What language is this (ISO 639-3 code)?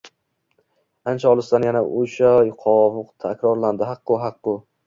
uzb